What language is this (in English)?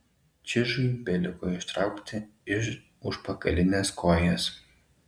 Lithuanian